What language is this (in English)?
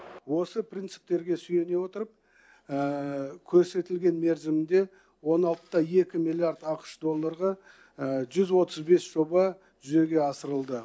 Kazakh